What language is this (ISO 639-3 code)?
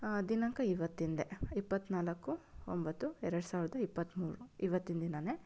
kan